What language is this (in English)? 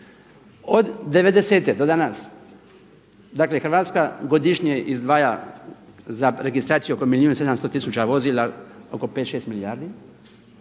Croatian